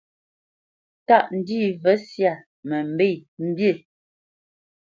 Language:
Bamenyam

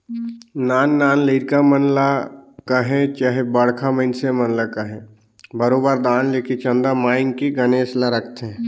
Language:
Chhattisgarhi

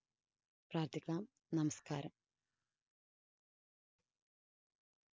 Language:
Malayalam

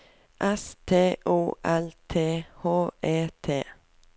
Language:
Norwegian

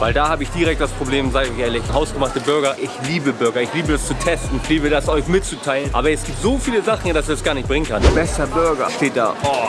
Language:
German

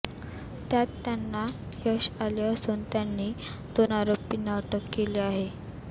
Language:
Marathi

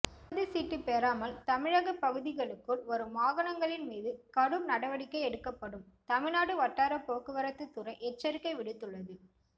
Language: Tamil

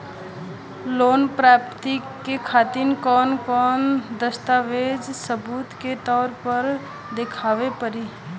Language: Bhojpuri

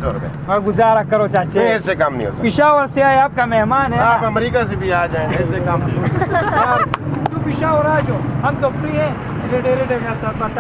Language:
Turkish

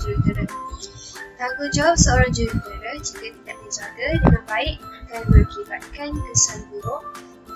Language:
Malay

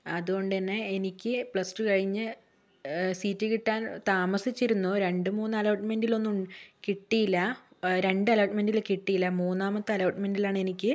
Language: Malayalam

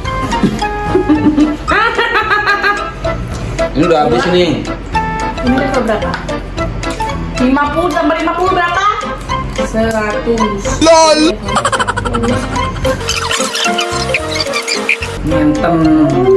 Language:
Indonesian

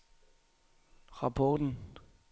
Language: Danish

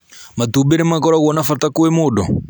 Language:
Kikuyu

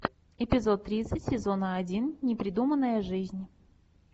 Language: Russian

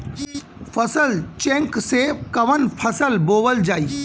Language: Bhojpuri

